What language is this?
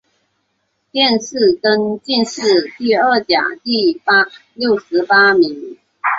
Chinese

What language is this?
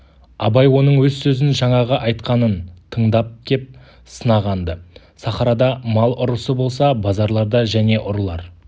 Kazakh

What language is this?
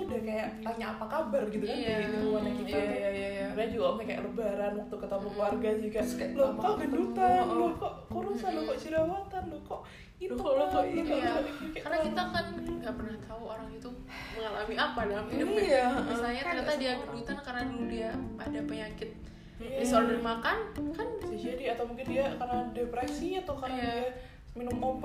Indonesian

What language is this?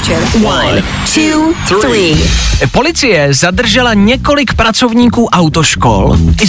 Czech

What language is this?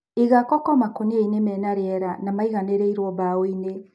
Kikuyu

